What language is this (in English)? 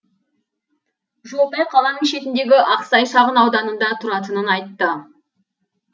Kazakh